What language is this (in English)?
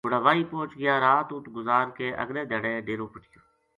Gujari